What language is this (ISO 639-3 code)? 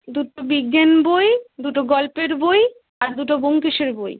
ben